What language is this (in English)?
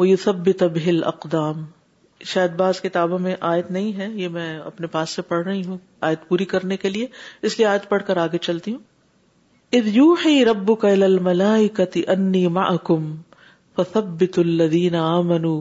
Urdu